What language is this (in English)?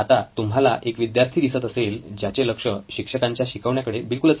Marathi